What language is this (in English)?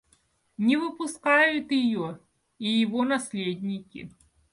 Russian